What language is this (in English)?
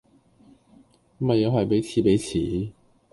Cantonese